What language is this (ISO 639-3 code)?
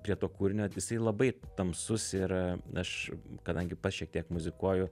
lit